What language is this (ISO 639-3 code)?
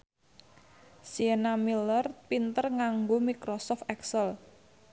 jav